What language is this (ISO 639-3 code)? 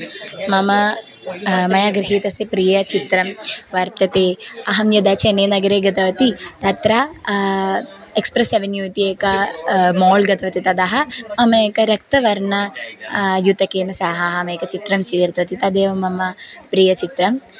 san